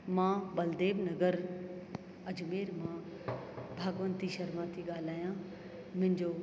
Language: Sindhi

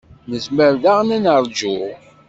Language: Kabyle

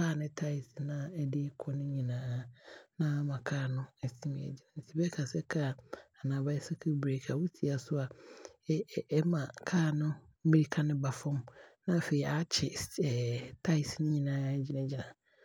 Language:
Abron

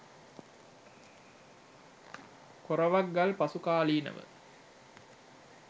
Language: Sinhala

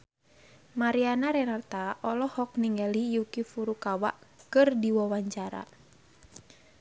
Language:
Sundanese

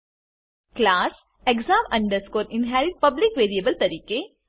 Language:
Gujarati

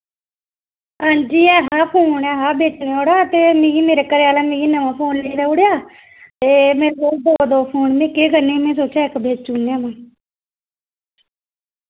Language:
Dogri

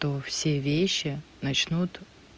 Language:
Russian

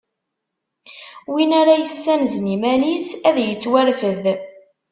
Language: Kabyle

